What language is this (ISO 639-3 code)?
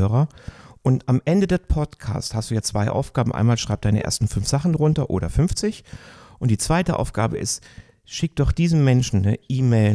deu